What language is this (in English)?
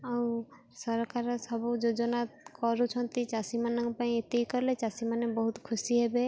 Odia